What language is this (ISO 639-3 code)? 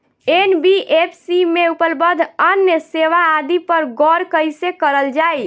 bho